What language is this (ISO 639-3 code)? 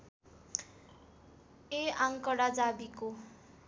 nep